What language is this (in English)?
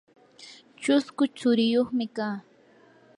Yanahuanca Pasco Quechua